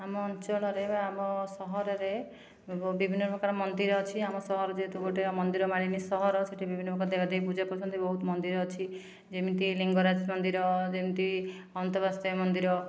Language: Odia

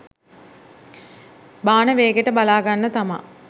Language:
Sinhala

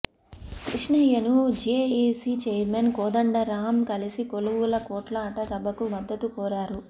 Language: Telugu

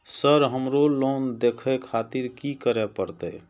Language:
Maithili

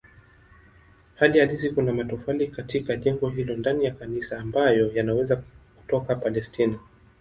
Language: Swahili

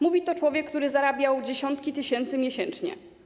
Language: Polish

